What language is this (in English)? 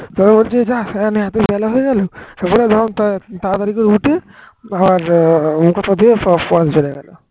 Bangla